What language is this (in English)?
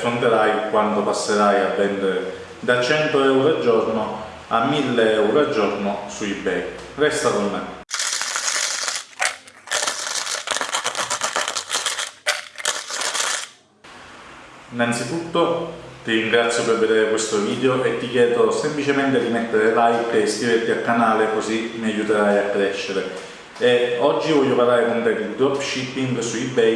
Italian